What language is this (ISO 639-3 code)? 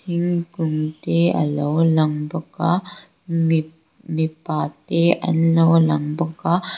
lus